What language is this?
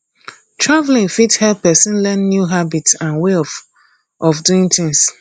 Nigerian Pidgin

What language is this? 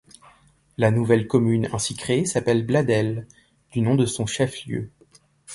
French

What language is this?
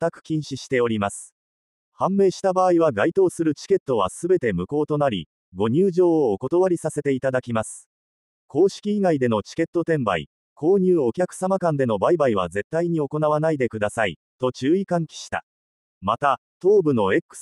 Japanese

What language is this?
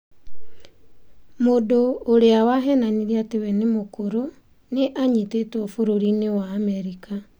Kikuyu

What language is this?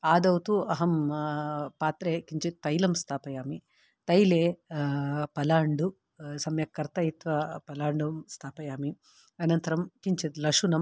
Sanskrit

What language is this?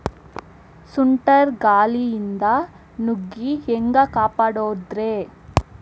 Kannada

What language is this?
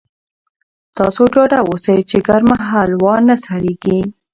Pashto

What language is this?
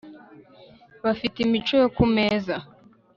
Kinyarwanda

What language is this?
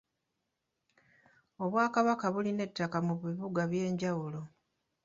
Ganda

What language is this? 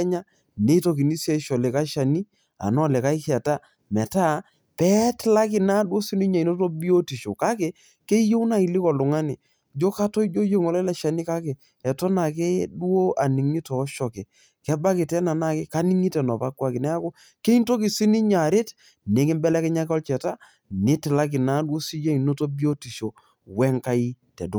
Masai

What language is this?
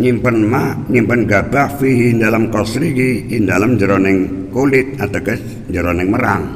Indonesian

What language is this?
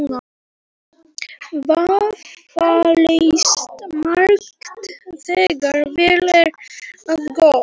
Icelandic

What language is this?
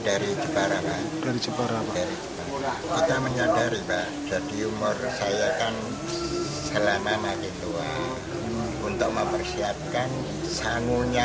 Indonesian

